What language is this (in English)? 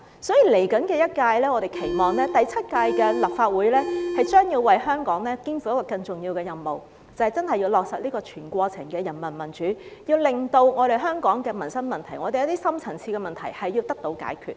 Cantonese